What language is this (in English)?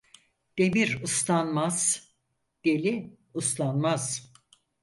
Turkish